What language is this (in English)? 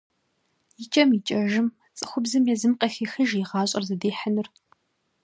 Kabardian